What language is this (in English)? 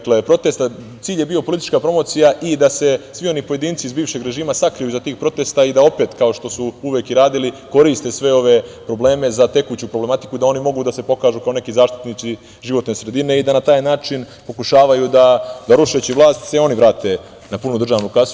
Serbian